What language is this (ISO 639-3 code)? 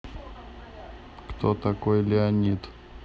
rus